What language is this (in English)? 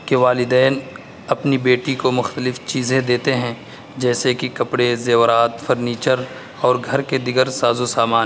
Urdu